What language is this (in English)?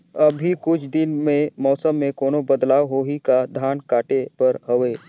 Chhattisgarhi